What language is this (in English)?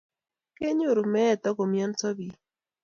Kalenjin